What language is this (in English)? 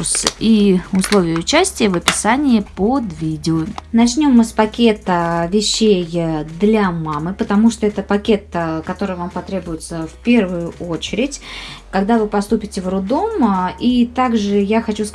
Russian